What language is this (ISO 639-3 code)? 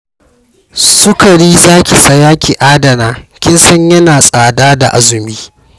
hau